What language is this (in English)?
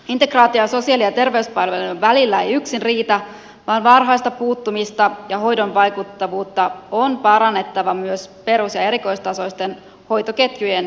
Finnish